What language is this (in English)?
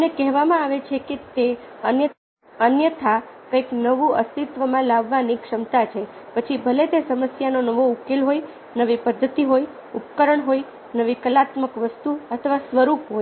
Gujarati